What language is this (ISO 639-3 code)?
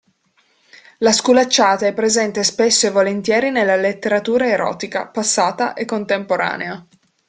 ita